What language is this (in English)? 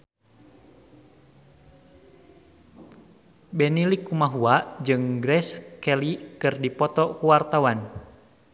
Sundanese